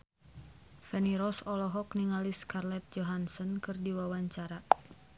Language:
Sundanese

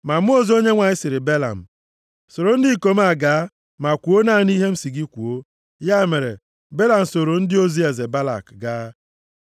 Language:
Igbo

